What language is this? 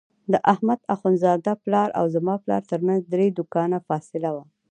Pashto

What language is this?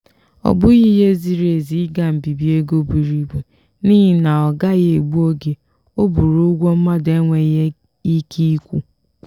Igbo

